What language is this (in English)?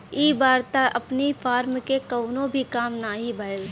Bhojpuri